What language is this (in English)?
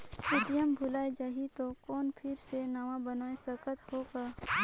Chhattisgarhi